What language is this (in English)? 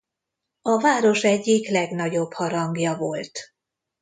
Hungarian